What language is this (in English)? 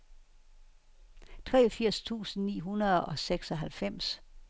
Danish